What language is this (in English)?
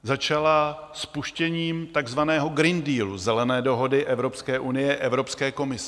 Czech